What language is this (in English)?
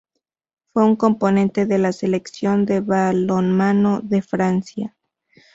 Spanish